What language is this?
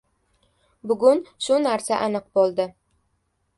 Uzbek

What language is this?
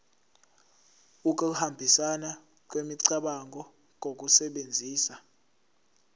Zulu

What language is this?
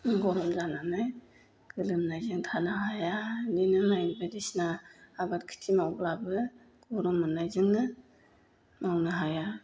Bodo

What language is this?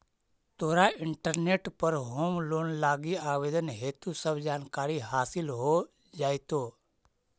Magahi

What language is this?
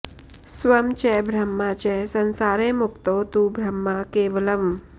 Sanskrit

